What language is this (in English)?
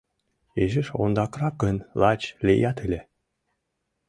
Mari